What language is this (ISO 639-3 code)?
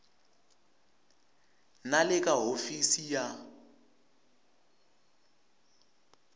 tso